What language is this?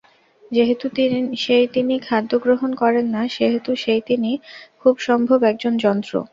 Bangla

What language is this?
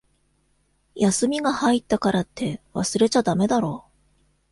Japanese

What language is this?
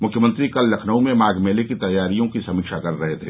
Hindi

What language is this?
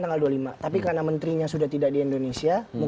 Indonesian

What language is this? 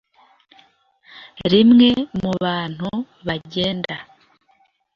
Kinyarwanda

